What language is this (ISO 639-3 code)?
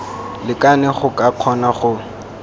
tsn